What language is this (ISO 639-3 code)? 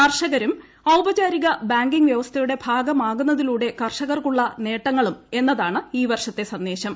mal